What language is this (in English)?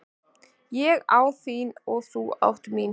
Icelandic